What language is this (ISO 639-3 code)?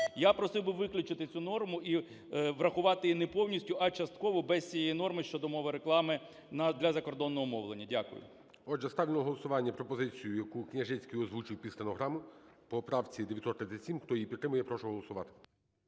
ukr